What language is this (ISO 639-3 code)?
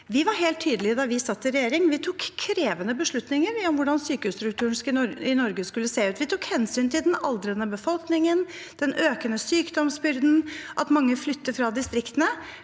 nor